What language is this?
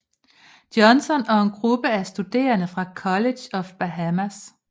Danish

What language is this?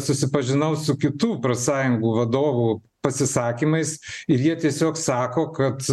Lithuanian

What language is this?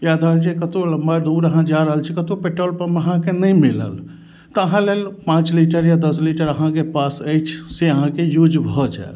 Maithili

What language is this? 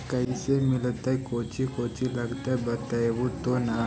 Magahi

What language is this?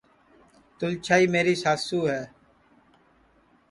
Sansi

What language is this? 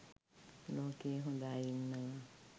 Sinhala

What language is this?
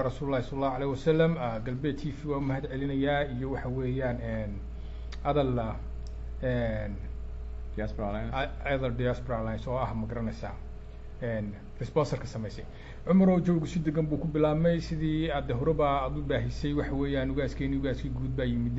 Arabic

